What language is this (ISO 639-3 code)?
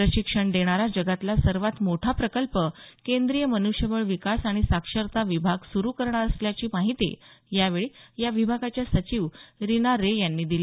mar